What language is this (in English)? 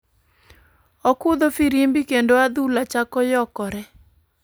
Luo (Kenya and Tanzania)